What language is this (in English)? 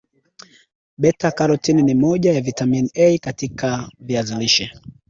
Swahili